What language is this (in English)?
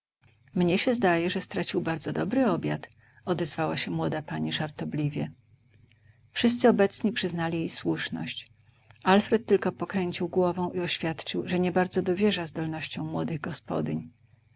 Polish